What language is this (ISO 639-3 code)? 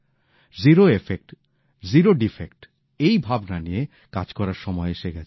ben